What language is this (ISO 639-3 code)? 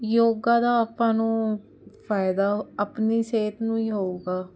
pan